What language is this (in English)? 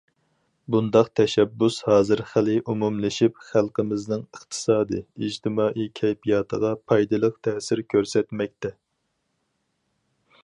Uyghur